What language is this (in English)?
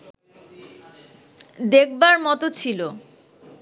Bangla